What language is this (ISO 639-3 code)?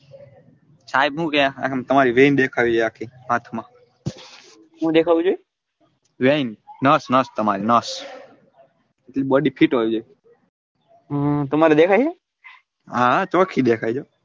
guj